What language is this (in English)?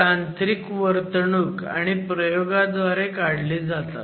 Marathi